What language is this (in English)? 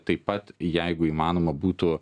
Lithuanian